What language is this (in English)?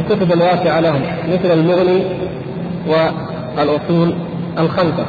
Arabic